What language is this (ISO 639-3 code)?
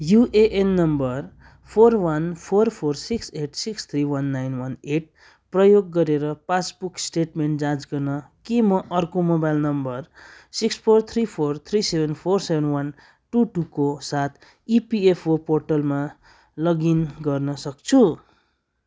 nep